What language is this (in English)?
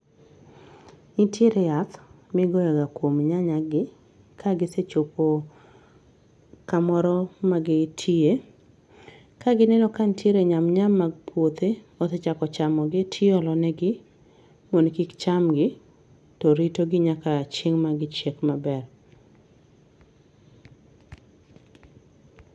Luo (Kenya and Tanzania)